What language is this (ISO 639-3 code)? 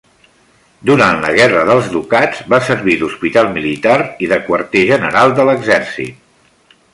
cat